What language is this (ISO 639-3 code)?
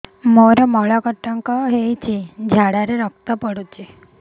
ori